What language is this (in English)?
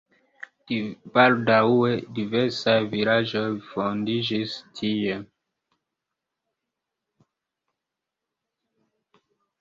Esperanto